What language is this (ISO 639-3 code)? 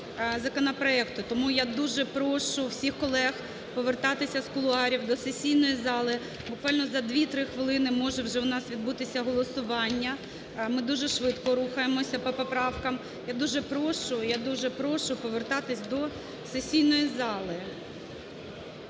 ukr